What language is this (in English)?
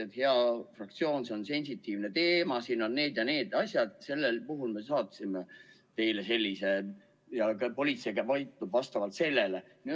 Estonian